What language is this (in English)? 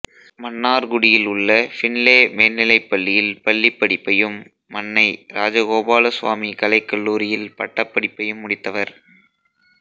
Tamil